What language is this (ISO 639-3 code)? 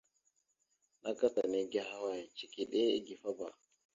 mxu